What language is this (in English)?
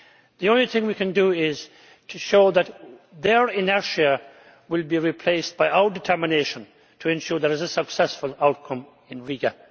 English